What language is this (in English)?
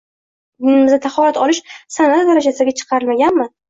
Uzbek